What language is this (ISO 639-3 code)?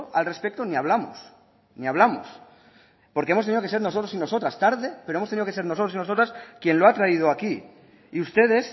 spa